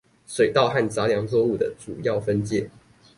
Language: Chinese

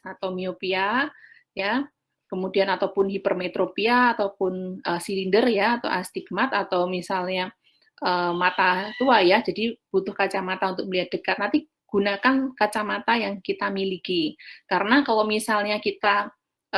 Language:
Indonesian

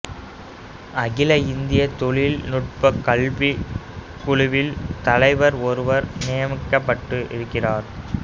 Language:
Tamil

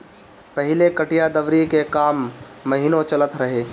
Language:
Bhojpuri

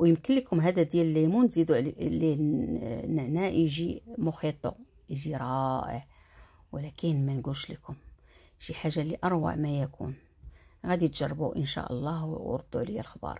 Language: Arabic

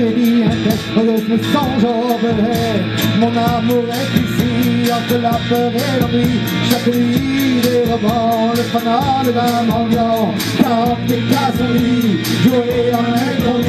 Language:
Dutch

